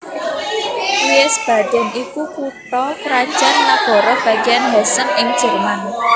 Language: Javanese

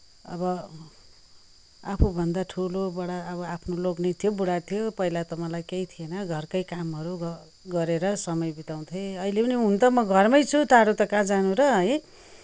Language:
Nepali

